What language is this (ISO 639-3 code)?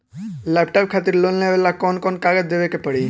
bho